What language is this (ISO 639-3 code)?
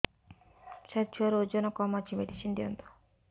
ori